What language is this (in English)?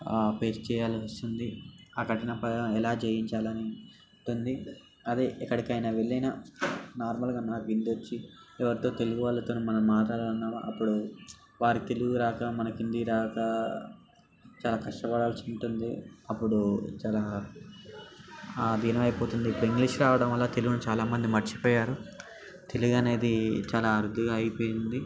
Telugu